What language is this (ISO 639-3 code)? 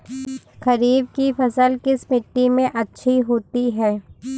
hin